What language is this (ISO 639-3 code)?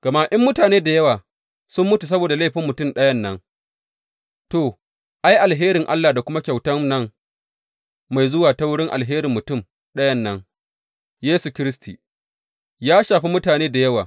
hau